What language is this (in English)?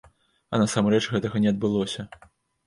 Belarusian